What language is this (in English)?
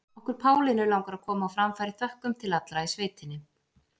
Icelandic